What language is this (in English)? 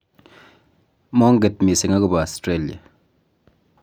Kalenjin